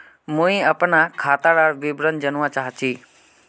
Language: Magahi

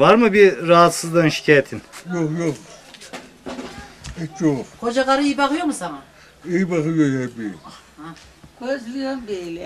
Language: Turkish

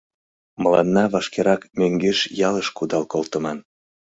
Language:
Mari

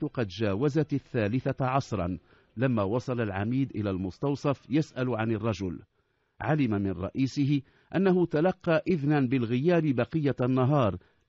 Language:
Arabic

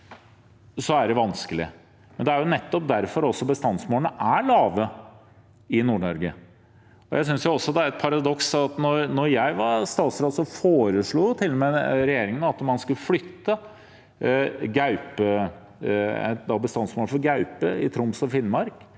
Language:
Norwegian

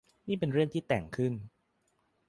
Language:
Thai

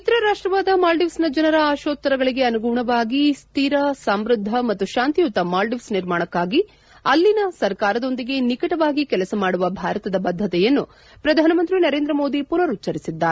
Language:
Kannada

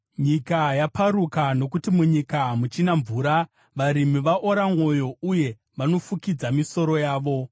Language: Shona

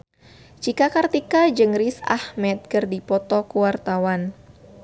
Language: Sundanese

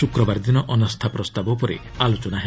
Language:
Odia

